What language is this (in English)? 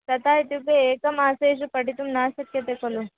Sanskrit